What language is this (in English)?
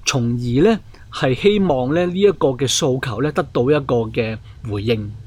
Chinese